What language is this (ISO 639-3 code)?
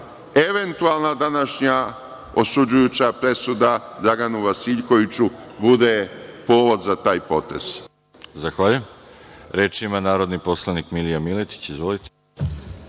srp